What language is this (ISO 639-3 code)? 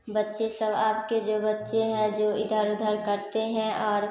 hin